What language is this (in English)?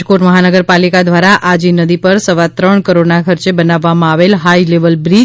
Gujarati